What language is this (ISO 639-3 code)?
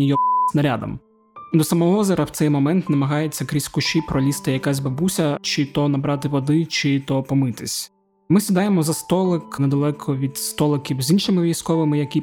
ukr